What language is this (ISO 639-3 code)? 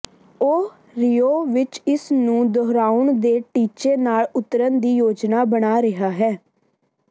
pan